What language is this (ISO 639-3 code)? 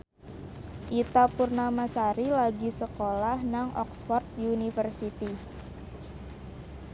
jav